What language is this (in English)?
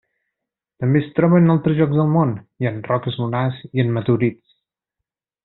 Catalan